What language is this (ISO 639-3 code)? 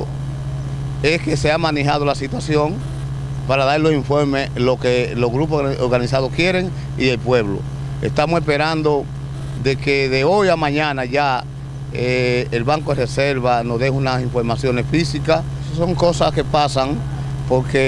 spa